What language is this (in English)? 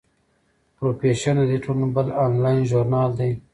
Pashto